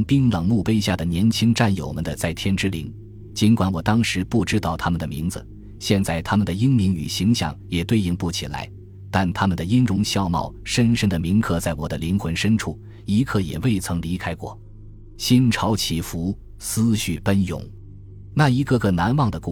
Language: Chinese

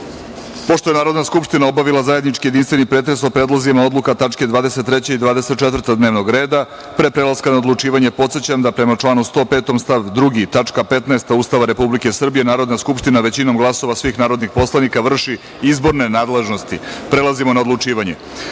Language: Serbian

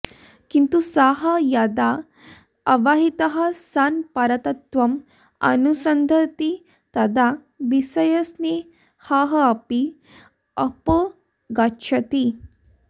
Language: Sanskrit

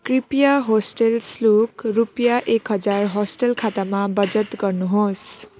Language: Nepali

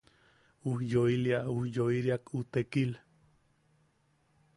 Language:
Yaqui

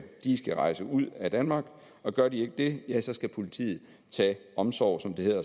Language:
Danish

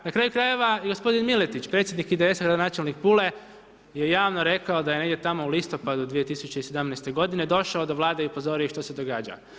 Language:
Croatian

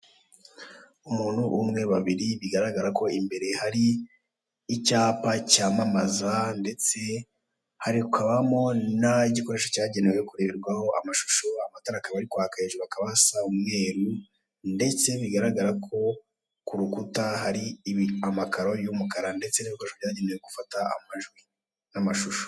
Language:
Kinyarwanda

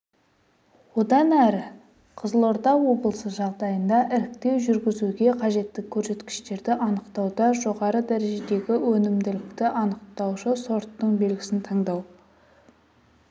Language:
Kazakh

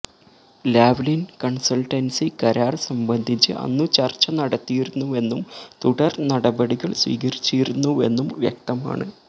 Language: Malayalam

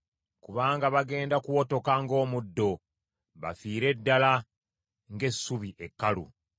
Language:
Ganda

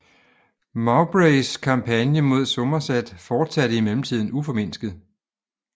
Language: Danish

